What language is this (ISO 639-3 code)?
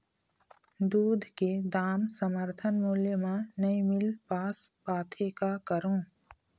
hne